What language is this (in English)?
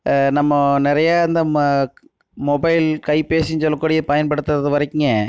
Tamil